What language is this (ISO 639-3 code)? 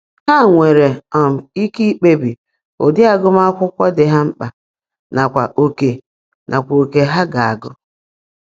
ibo